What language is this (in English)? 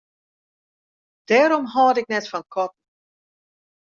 Western Frisian